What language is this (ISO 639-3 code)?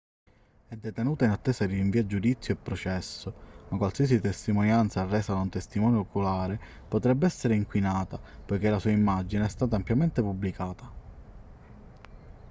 ita